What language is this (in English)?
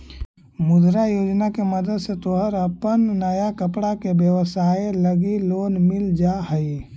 Magahi